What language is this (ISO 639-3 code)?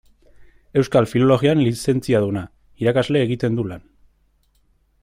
eus